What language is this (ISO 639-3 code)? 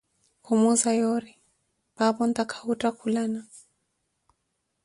eko